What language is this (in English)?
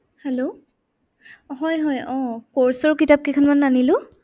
Assamese